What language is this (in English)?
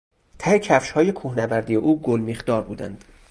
Persian